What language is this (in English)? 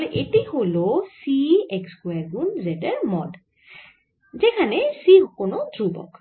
Bangla